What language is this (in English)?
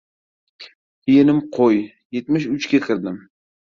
Uzbek